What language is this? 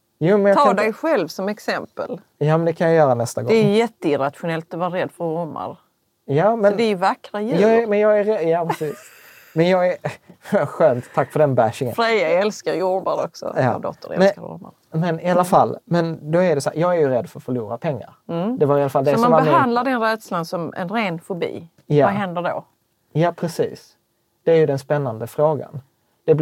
Swedish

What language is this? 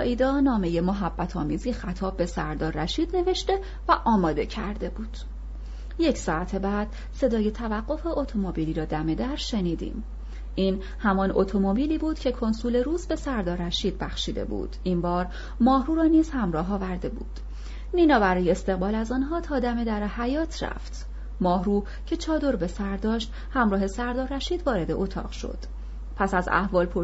Persian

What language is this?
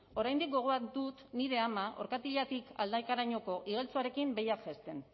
Basque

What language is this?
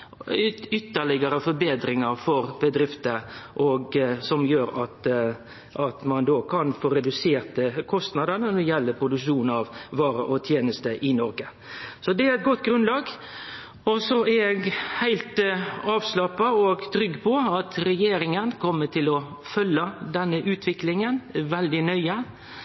Norwegian Nynorsk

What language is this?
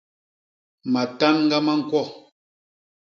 Basaa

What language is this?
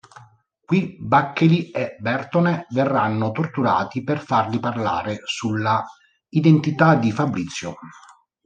Italian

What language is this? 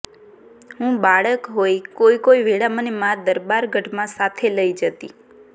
Gujarati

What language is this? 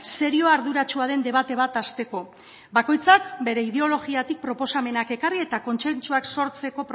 Basque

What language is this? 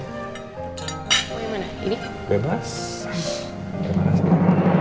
Indonesian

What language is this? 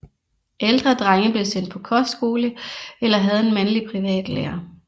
Danish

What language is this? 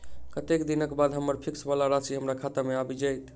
Maithili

